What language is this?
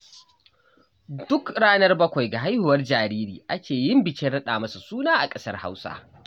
Hausa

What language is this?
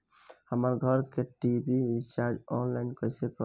Bhojpuri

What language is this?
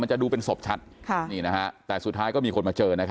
Thai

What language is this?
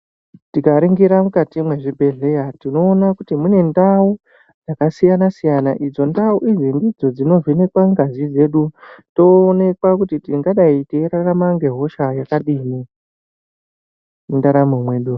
Ndau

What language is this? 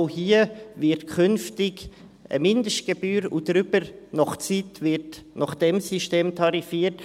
Swiss German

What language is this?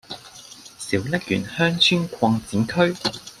Cantonese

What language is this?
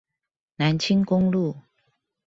Chinese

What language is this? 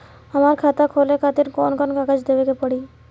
Bhojpuri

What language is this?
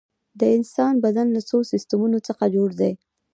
Pashto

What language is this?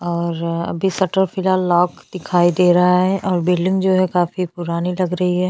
Hindi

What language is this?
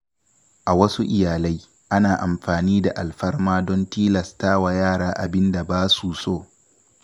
Hausa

